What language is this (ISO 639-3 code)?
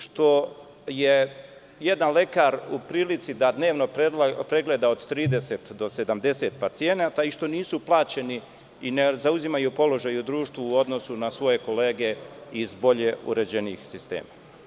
srp